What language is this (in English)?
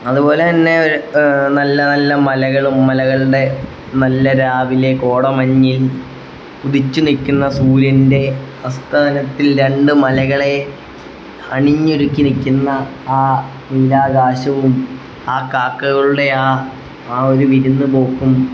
Malayalam